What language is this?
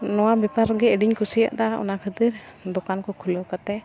Santali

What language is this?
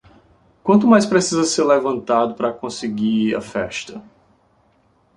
Portuguese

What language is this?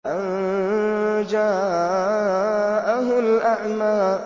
Arabic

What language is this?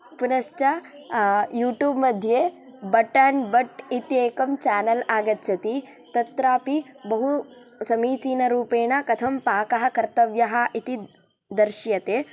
Sanskrit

